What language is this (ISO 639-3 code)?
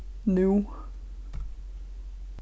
fao